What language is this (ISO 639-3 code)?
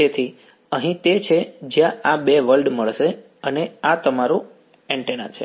guj